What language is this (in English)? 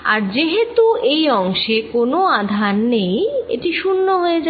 Bangla